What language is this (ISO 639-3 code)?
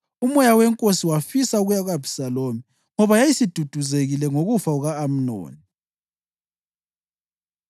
nde